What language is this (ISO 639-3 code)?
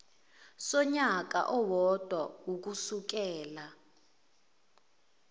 zul